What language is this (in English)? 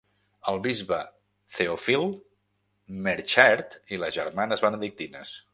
Catalan